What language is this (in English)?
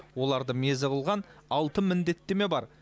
Kazakh